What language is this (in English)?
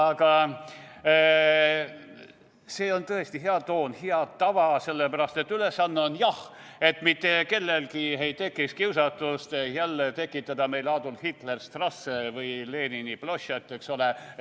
Estonian